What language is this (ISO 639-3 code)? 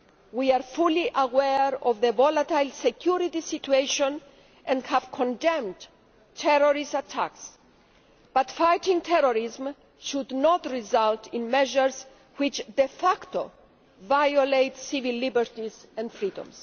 eng